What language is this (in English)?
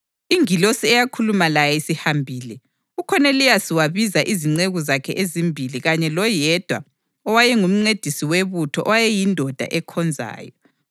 North Ndebele